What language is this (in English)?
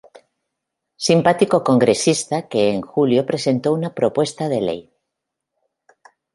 Spanish